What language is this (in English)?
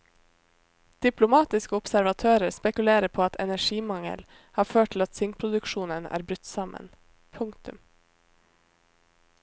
Norwegian